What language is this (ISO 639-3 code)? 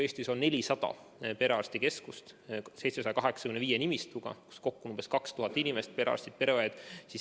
est